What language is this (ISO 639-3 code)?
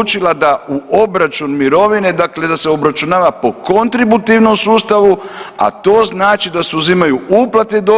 hrv